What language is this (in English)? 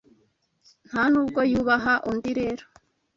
Kinyarwanda